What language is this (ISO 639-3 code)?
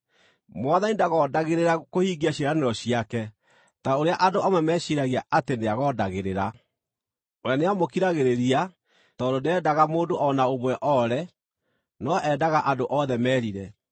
kik